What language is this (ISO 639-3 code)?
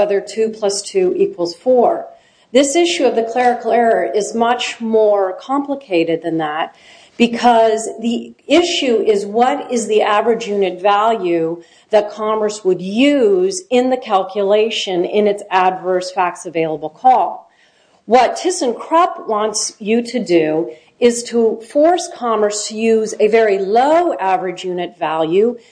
eng